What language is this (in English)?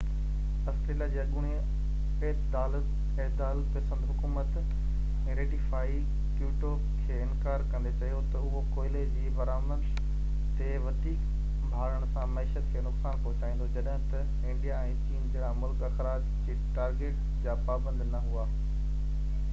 Sindhi